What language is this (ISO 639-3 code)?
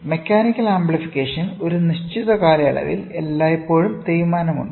mal